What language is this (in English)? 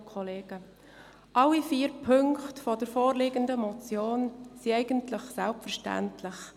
Swiss German